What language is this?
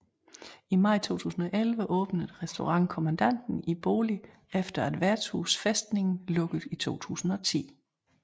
Danish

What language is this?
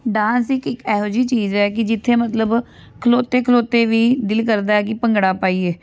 Punjabi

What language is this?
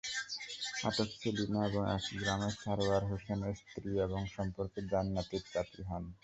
Bangla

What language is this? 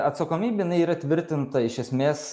Lithuanian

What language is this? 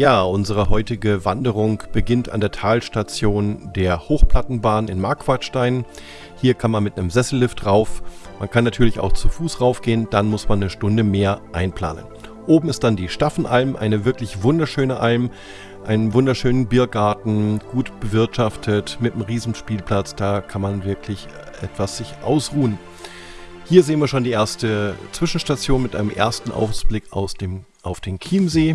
German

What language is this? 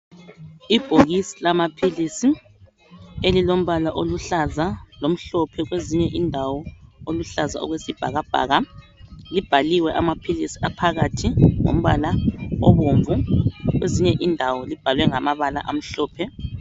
North Ndebele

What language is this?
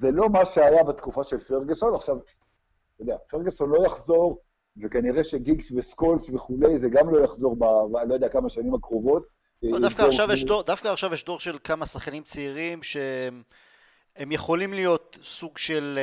Hebrew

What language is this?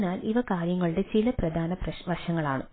Malayalam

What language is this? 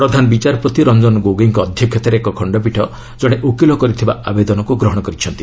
Odia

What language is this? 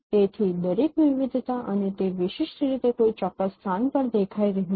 Gujarati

